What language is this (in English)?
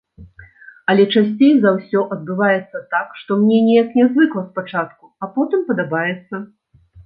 Belarusian